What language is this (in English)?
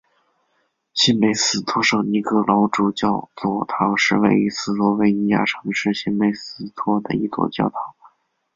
Chinese